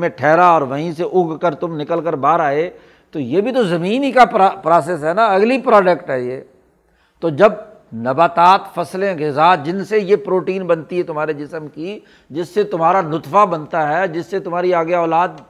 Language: Urdu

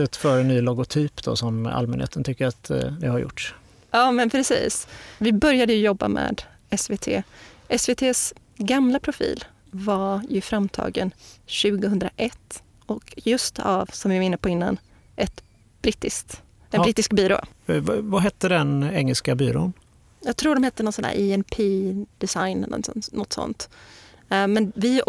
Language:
Swedish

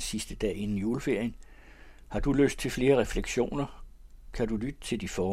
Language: Danish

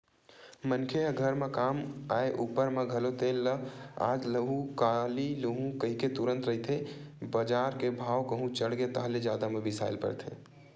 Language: Chhattisgarhi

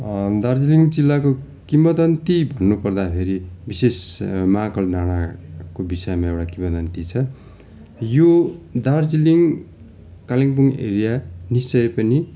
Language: Nepali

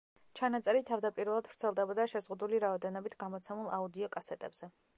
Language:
Georgian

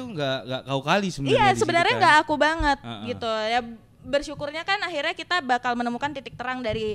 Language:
Indonesian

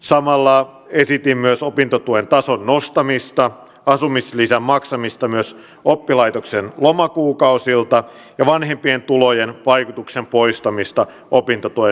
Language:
Finnish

